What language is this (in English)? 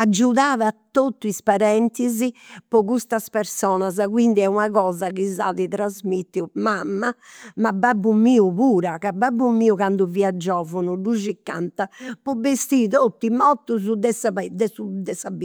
Campidanese Sardinian